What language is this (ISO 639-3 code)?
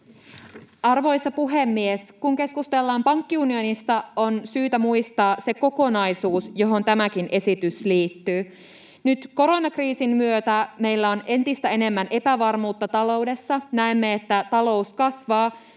fin